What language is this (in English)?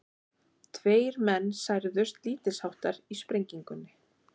Icelandic